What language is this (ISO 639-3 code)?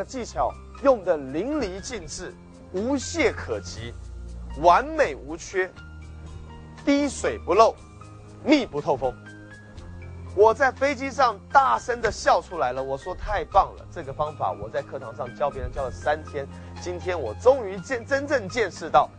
zho